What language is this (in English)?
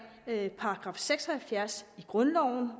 Danish